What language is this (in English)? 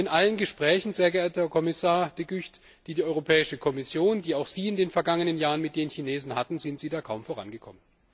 German